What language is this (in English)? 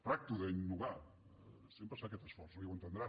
Catalan